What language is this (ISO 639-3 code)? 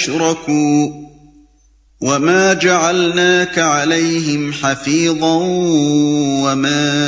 urd